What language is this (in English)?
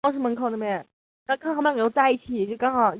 Chinese